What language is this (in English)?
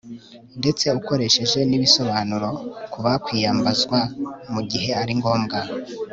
Kinyarwanda